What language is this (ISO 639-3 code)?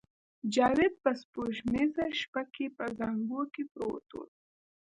pus